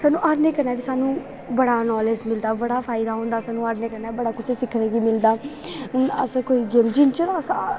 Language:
Dogri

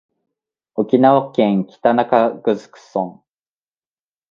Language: Japanese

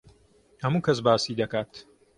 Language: Central Kurdish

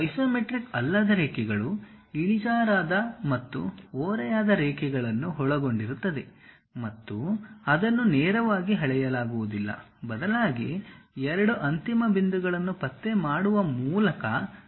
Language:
Kannada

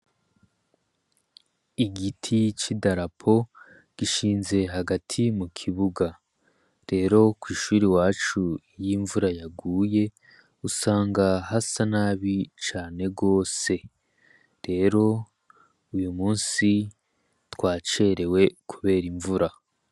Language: Rundi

